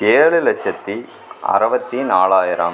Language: Tamil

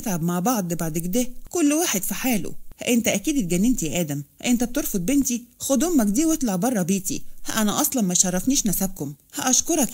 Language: Arabic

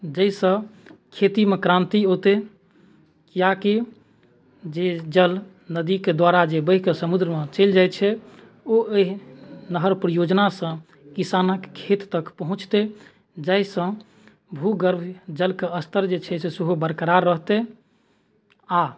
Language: Maithili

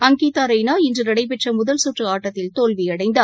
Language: Tamil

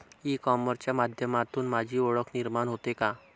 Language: Marathi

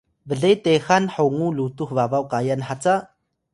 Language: Atayal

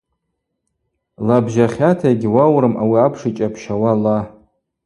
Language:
Abaza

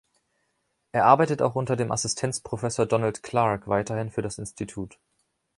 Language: German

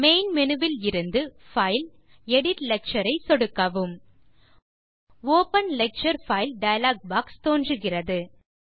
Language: Tamil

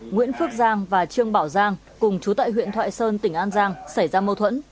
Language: Vietnamese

